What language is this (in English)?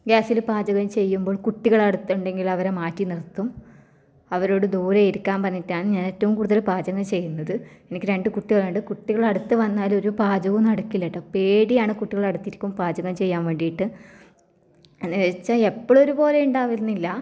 Malayalam